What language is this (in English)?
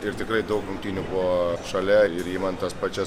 Lithuanian